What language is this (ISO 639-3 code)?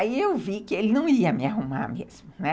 por